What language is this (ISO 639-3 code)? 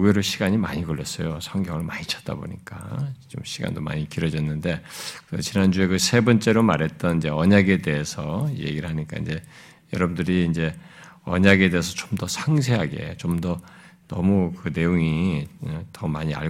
kor